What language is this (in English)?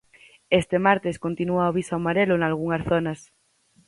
Galician